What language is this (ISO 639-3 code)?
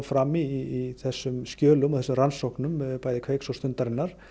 isl